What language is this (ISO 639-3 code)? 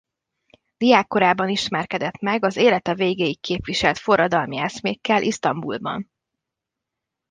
hun